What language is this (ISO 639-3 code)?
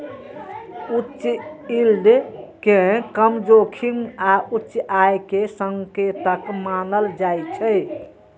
mai